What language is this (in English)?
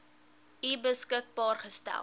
Afrikaans